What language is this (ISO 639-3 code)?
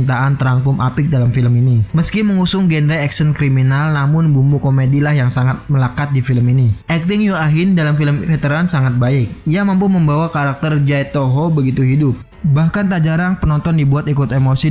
ind